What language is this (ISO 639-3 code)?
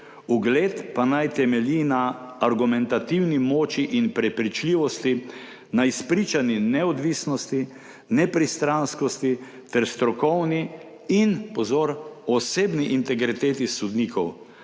slv